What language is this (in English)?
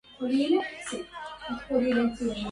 Arabic